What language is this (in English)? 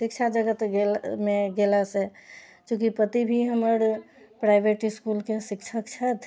Maithili